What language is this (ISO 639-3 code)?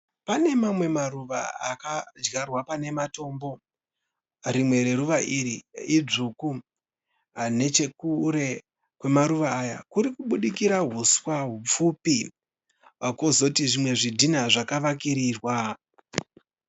sna